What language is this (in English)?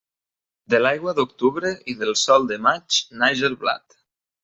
Catalan